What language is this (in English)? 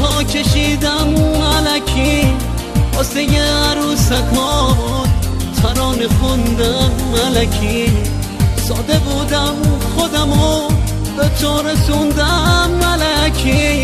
Persian